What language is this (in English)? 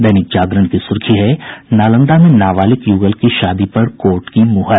Hindi